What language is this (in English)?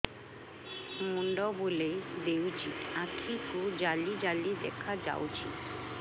Odia